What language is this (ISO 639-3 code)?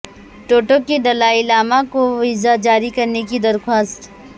urd